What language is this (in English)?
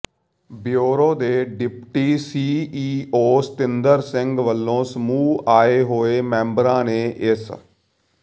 Punjabi